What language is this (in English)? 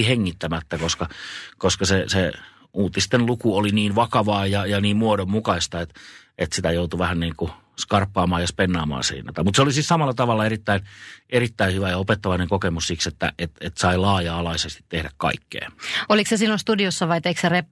Finnish